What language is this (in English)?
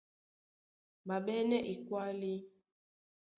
Duala